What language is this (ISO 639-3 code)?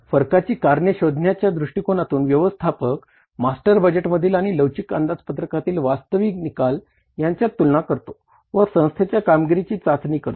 mar